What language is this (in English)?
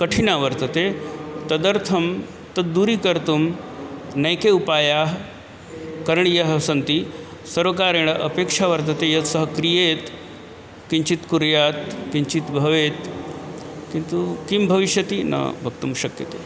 Sanskrit